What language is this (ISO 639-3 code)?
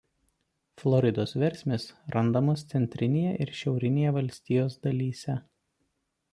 lit